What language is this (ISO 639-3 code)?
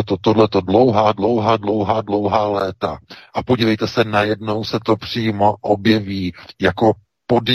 ces